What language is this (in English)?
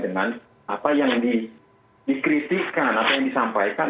Indonesian